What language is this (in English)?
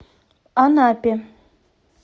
Russian